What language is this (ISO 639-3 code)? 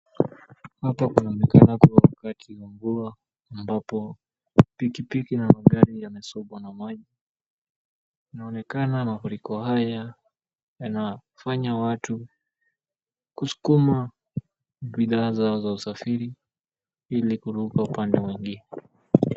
swa